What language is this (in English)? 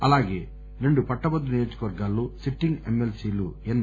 Telugu